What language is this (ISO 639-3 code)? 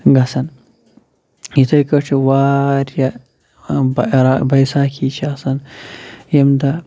kas